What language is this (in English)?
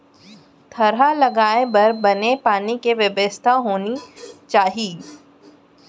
Chhattisgarhi